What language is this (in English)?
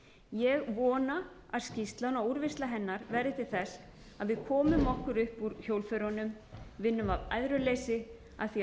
Icelandic